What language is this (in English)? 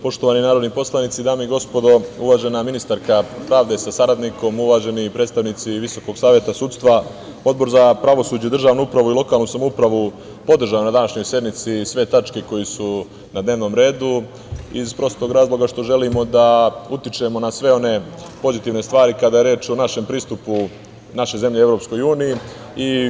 Serbian